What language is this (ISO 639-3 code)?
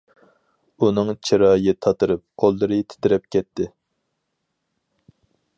uig